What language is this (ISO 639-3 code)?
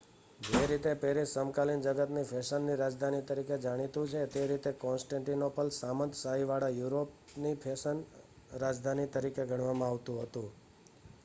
guj